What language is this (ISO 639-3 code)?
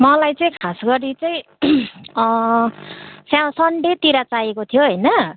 nep